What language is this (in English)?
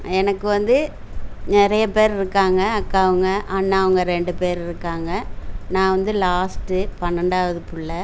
Tamil